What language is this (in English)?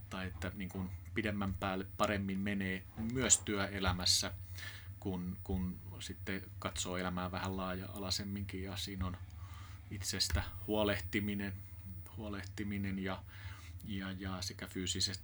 Finnish